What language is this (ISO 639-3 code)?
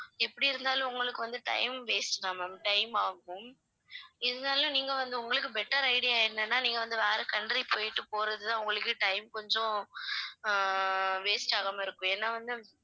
tam